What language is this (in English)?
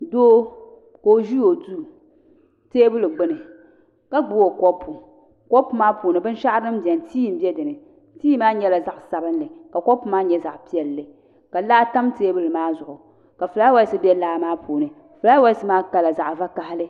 Dagbani